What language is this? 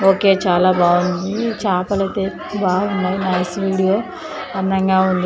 Telugu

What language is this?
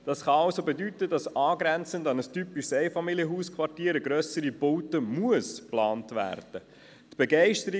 Swiss German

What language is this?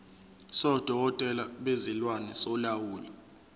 Zulu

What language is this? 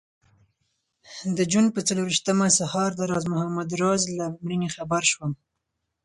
Pashto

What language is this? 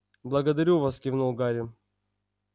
Russian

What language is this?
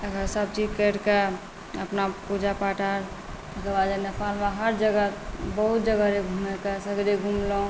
Maithili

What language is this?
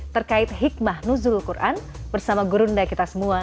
Indonesian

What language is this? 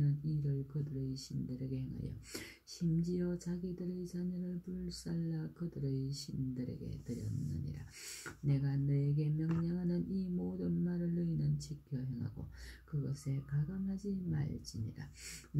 Korean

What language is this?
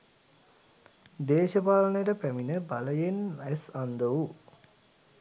Sinhala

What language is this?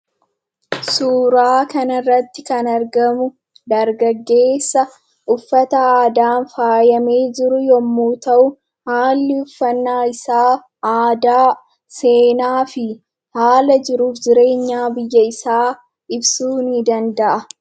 Oromo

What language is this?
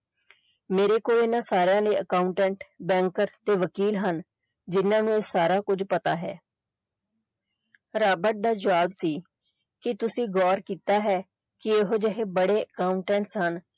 Punjabi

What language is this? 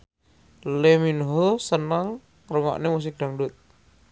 Javanese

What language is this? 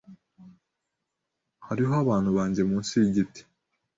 Kinyarwanda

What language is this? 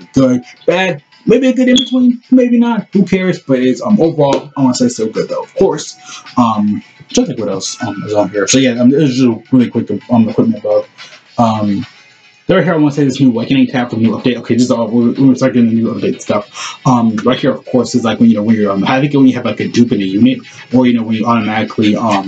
English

